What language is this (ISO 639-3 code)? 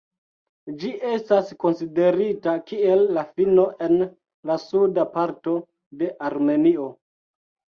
epo